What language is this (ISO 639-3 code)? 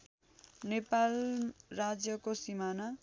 nep